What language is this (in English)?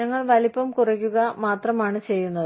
Malayalam